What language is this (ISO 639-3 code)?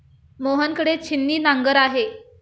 mar